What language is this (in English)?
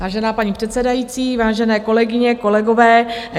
Czech